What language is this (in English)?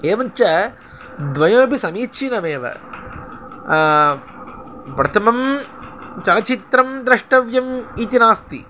Sanskrit